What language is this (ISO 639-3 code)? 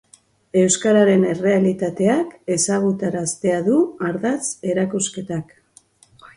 eus